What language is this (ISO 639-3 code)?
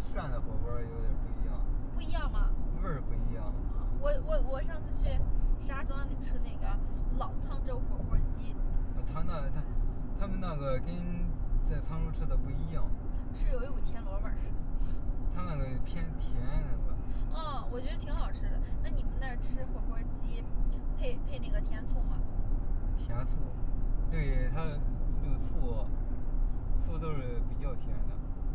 zho